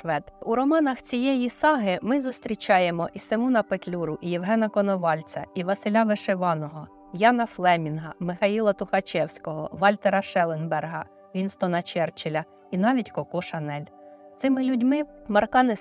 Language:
Ukrainian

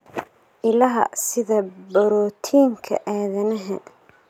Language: Somali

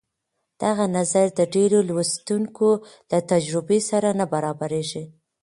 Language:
Pashto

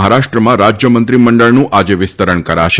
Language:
Gujarati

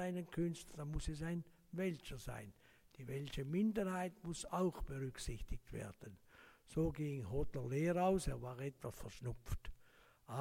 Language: German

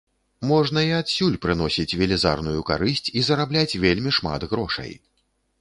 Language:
Belarusian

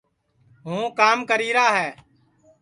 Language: Sansi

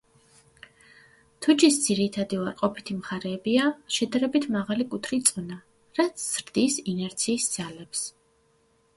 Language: Georgian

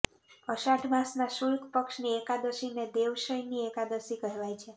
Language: Gujarati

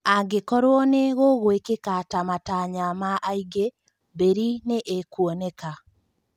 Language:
Kikuyu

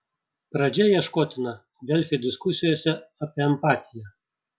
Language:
Lithuanian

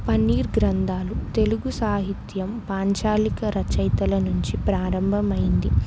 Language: Telugu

